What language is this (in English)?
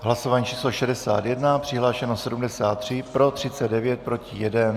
Czech